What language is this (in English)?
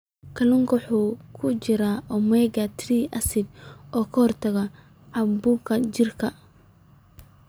Somali